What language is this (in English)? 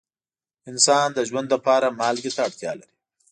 Pashto